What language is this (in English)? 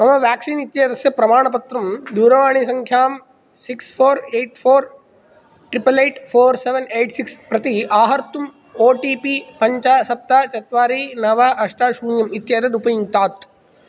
Sanskrit